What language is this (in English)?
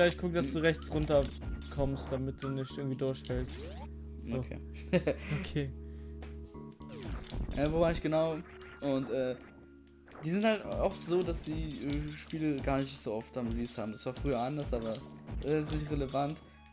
German